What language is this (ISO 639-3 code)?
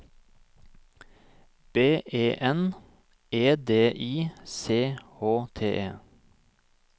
nor